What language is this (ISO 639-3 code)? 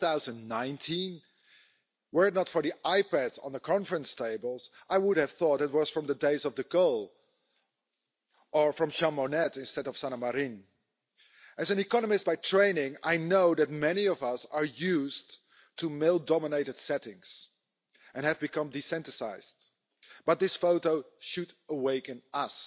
eng